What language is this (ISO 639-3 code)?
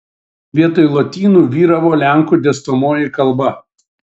lit